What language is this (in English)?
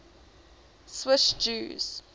English